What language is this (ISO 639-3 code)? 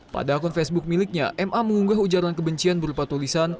ind